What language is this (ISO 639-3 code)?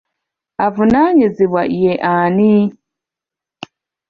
lug